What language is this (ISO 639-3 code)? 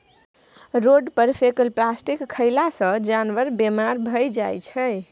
mai